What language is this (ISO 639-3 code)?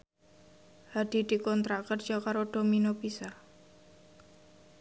jav